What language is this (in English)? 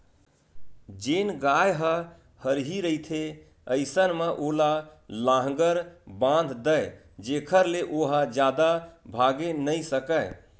Chhattisgarhi